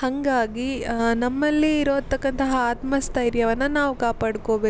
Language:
Kannada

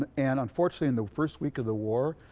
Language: English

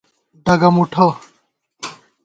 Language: Gawar-Bati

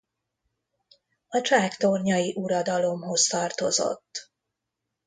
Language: Hungarian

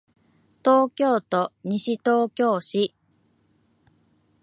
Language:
Japanese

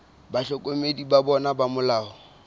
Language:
Southern Sotho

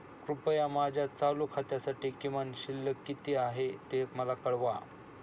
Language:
Marathi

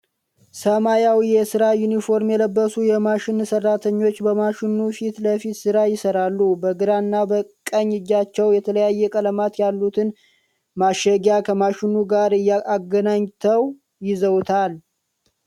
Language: Amharic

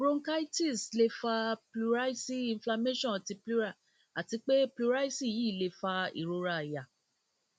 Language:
Yoruba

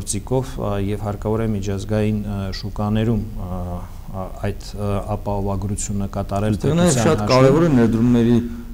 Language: Romanian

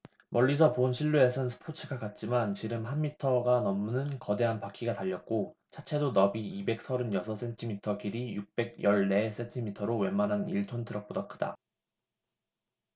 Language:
Korean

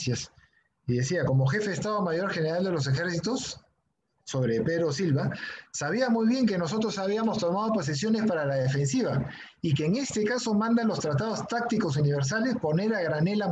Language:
Spanish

